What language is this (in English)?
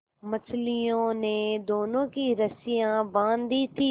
Hindi